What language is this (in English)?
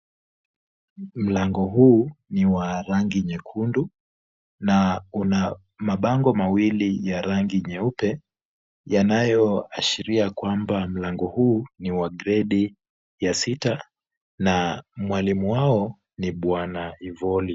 Swahili